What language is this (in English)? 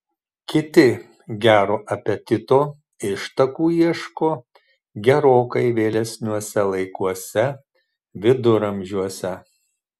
Lithuanian